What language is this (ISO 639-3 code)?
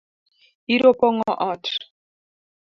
luo